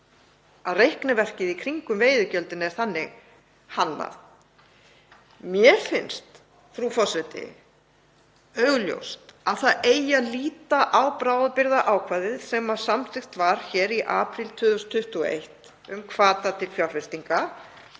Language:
Icelandic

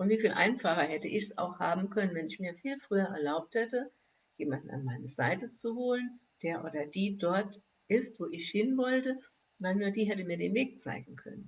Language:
German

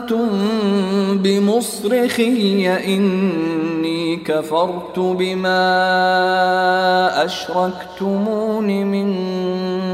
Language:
Arabic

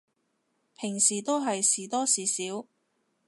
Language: Cantonese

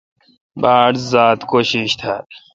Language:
Kalkoti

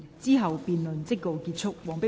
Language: Cantonese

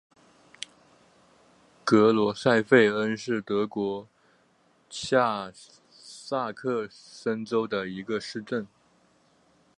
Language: Chinese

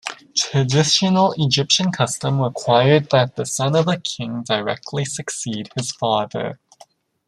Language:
English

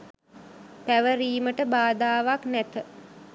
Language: Sinhala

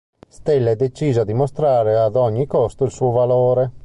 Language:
Italian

